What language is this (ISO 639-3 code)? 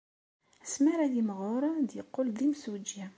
kab